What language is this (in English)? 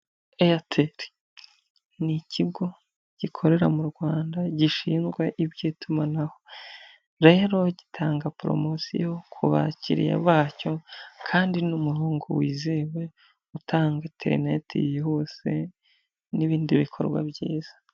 Kinyarwanda